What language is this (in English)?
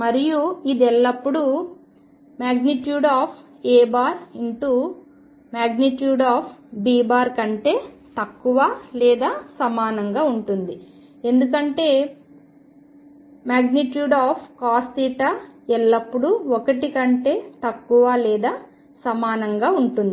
Telugu